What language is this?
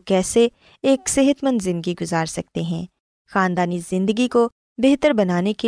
Urdu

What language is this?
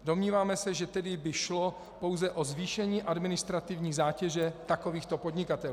Czech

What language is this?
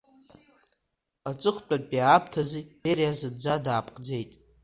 Abkhazian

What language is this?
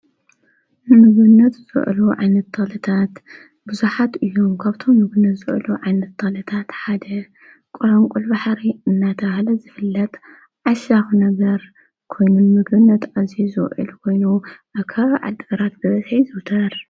Tigrinya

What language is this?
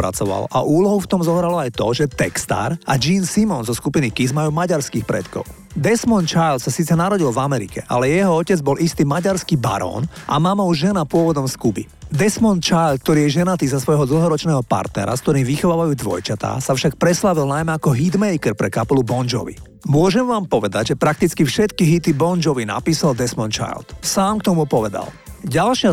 Slovak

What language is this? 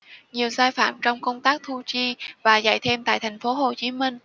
Vietnamese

